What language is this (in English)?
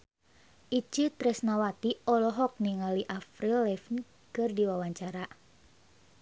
Sundanese